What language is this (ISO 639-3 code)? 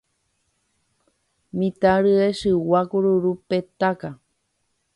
grn